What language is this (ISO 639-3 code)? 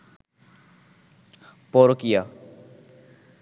ben